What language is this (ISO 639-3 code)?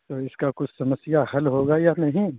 urd